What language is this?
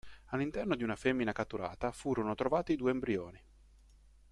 Italian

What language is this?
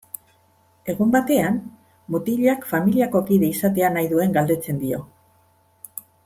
Basque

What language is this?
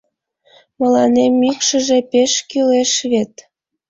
Mari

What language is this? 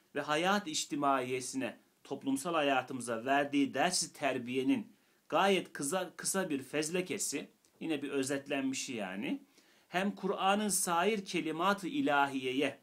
Turkish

